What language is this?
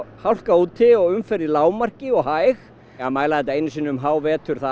Icelandic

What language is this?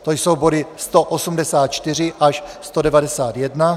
Czech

